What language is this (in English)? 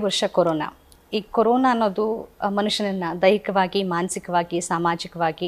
Kannada